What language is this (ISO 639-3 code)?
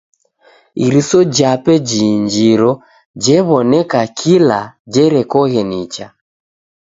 dav